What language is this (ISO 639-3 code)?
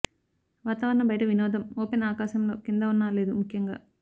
tel